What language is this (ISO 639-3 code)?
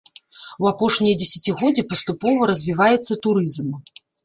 bel